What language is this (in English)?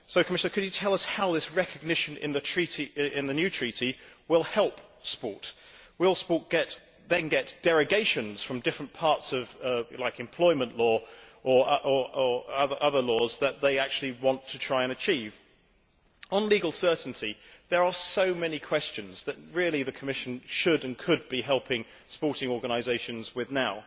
English